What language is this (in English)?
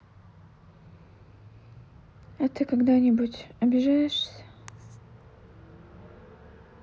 Russian